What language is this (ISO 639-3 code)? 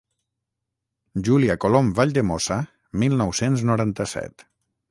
cat